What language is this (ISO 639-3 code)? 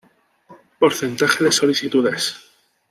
spa